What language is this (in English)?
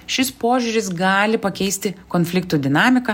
Lithuanian